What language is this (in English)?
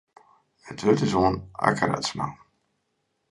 Western Frisian